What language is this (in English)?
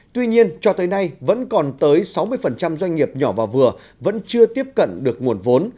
Vietnamese